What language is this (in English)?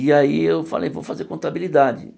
Portuguese